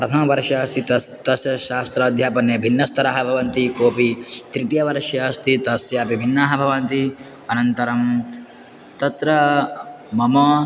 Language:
Sanskrit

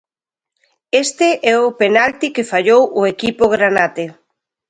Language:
Galician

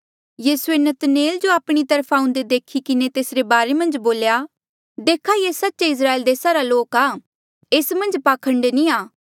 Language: Mandeali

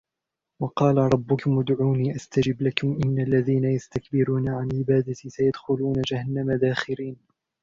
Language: Arabic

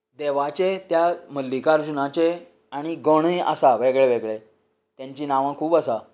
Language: Konkani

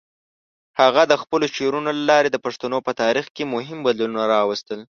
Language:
Pashto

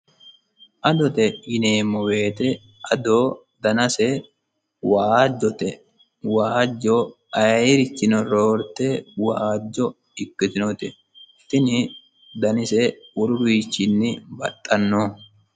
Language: Sidamo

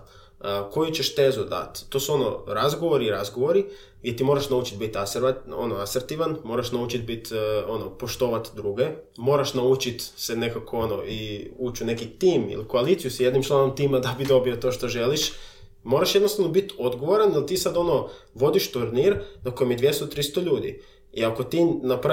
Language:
Croatian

